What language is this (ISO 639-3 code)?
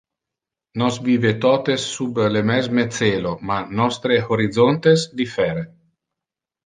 ina